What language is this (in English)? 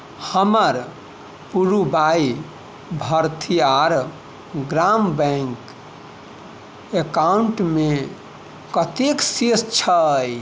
Maithili